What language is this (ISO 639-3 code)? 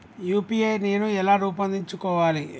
tel